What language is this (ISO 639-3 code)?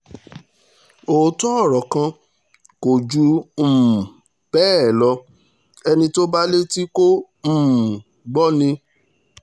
yor